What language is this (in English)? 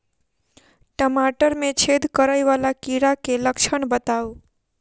Maithili